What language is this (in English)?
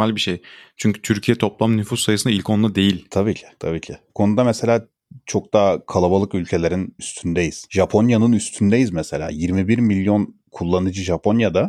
Turkish